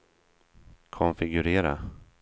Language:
Swedish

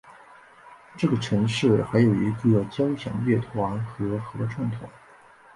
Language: Chinese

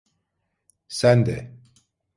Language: Turkish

